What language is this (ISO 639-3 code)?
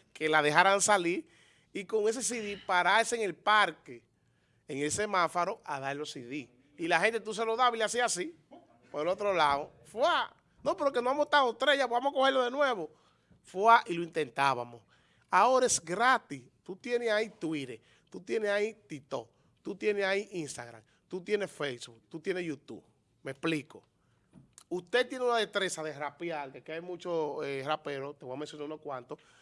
spa